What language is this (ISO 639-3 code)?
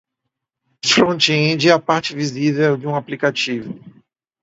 por